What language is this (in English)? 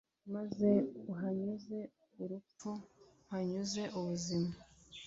Kinyarwanda